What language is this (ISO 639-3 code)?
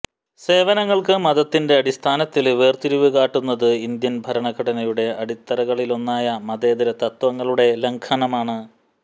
mal